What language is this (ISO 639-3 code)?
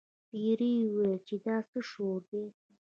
pus